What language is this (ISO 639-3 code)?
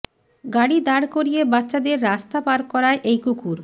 ben